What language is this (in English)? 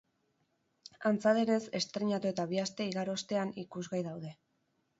Basque